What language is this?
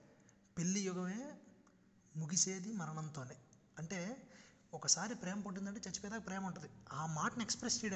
Telugu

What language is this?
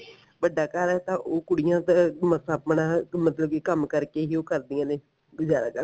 Punjabi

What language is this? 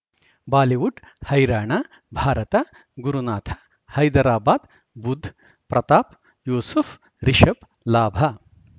Kannada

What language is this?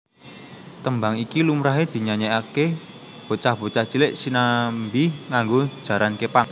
Javanese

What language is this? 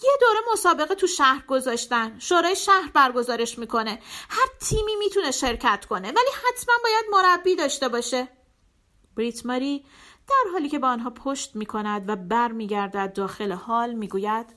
Persian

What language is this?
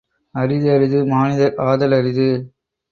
Tamil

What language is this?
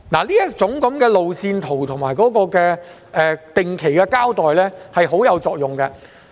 Cantonese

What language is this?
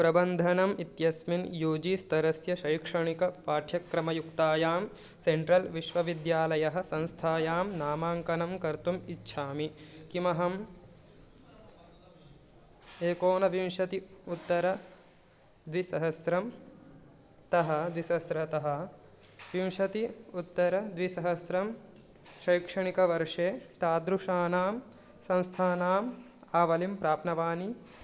Sanskrit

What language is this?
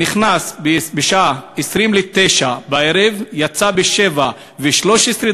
Hebrew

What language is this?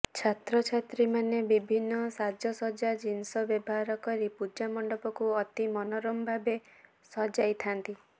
Odia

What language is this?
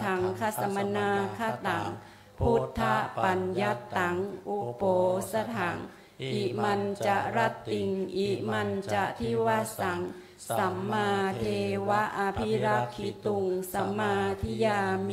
Thai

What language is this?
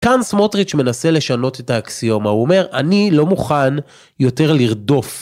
Hebrew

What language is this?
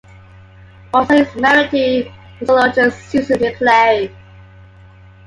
English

